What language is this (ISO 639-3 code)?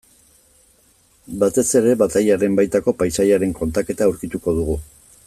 eus